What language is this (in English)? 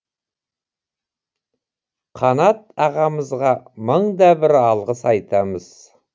Kazakh